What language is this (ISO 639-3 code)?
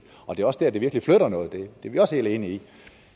dan